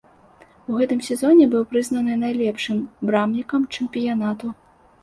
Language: Belarusian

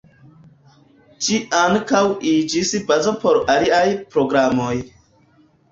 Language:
Esperanto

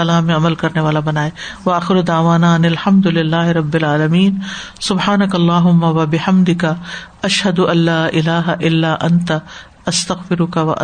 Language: Urdu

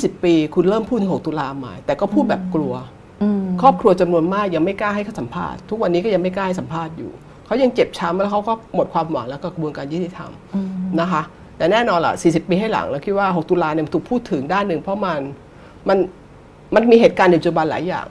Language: Thai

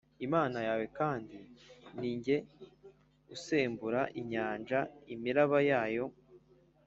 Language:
Kinyarwanda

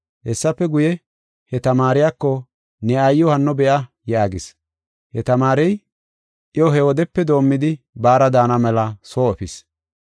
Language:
Gofa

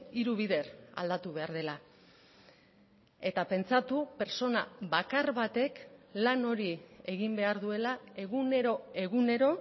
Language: Basque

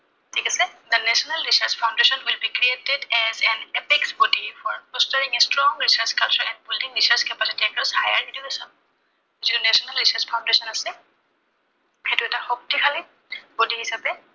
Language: Assamese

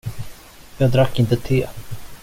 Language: Swedish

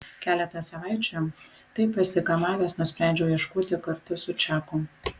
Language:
Lithuanian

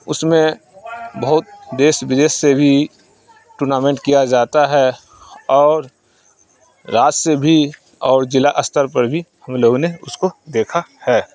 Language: Urdu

